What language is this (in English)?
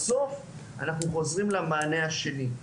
Hebrew